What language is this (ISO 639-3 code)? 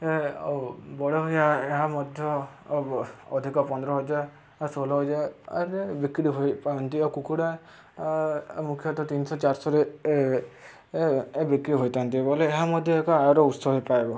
ori